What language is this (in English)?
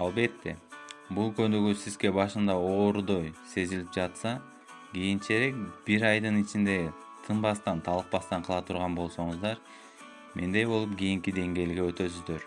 Kyrgyz